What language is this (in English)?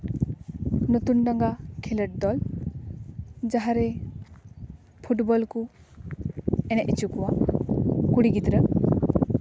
Santali